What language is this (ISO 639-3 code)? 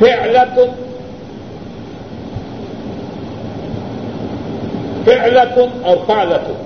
urd